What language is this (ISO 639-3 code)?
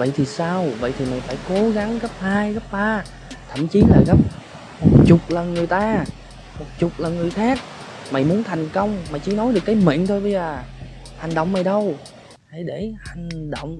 vie